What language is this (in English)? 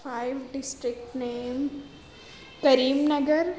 Urdu